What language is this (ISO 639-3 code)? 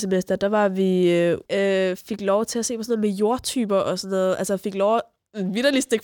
dan